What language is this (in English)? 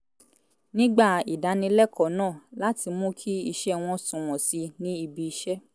Yoruba